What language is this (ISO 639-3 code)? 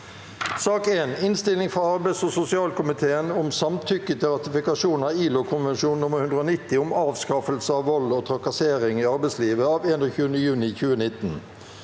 nor